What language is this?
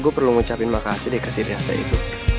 Indonesian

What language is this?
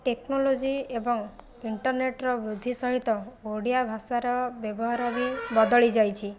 Odia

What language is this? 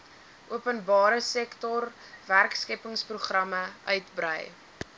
Afrikaans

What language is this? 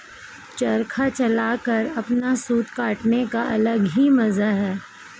Hindi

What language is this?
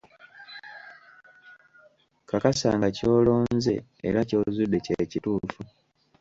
Ganda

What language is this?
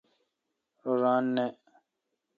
Kalkoti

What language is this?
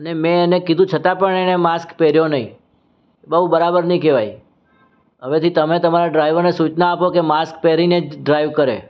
Gujarati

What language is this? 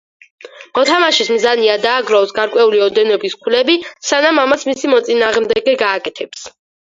Georgian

